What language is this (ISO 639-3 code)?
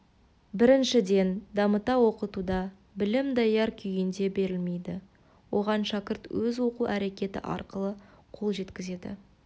kaz